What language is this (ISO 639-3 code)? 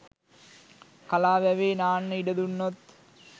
sin